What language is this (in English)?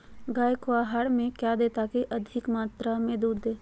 Magahi